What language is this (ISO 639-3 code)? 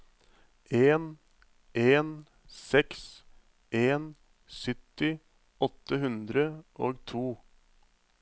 nor